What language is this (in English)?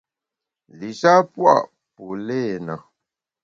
Bamun